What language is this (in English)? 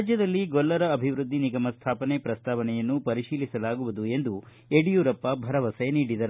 Kannada